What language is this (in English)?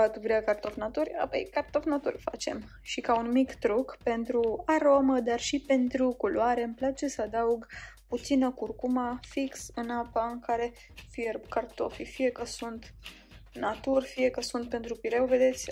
Romanian